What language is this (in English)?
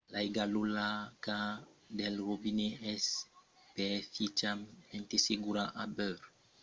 Occitan